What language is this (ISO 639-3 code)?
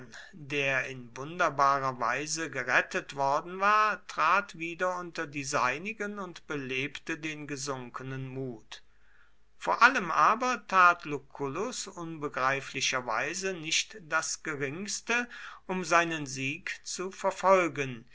deu